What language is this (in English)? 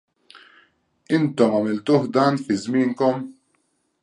Maltese